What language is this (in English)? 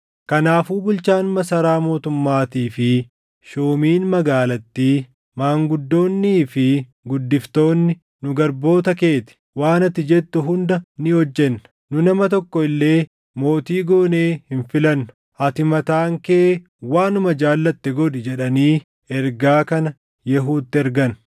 Oromo